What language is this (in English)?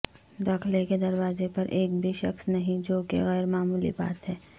Urdu